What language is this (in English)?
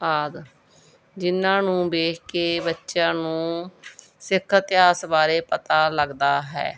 Punjabi